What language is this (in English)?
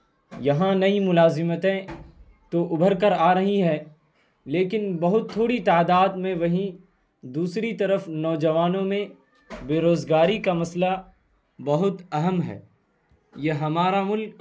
Urdu